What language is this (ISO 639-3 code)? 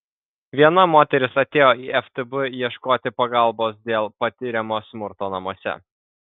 lit